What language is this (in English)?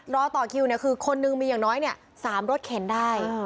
Thai